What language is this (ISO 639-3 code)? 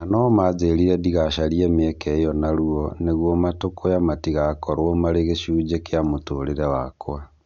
kik